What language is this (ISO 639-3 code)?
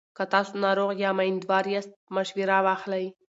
pus